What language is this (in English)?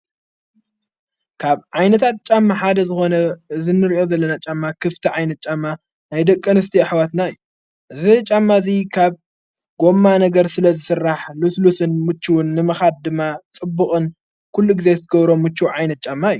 Tigrinya